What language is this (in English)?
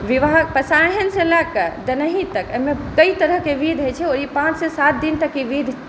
Maithili